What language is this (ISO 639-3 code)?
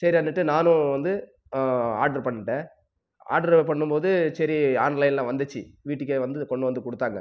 tam